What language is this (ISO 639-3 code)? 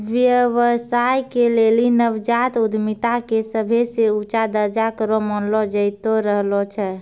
mai